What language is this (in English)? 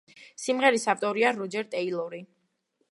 Georgian